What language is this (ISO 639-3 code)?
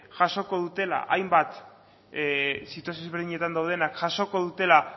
eus